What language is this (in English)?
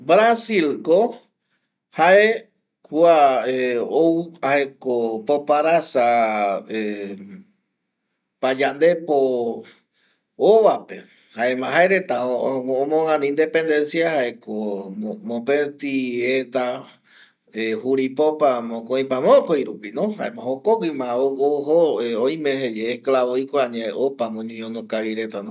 Eastern Bolivian Guaraní